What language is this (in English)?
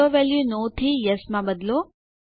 Gujarati